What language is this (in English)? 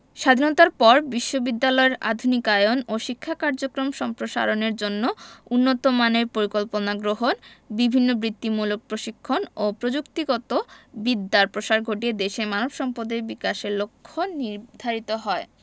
Bangla